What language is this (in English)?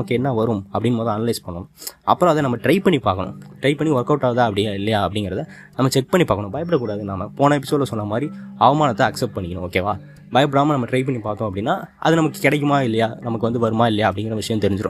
Tamil